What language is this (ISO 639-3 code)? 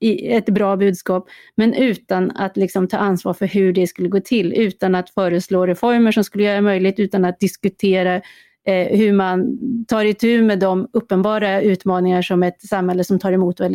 swe